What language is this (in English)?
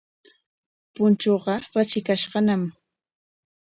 Corongo Ancash Quechua